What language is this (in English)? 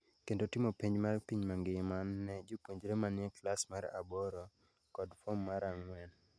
Luo (Kenya and Tanzania)